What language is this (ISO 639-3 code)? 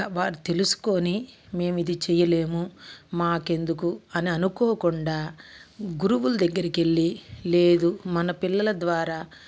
tel